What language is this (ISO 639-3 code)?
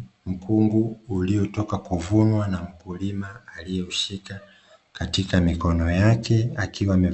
swa